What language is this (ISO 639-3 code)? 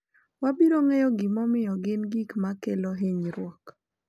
luo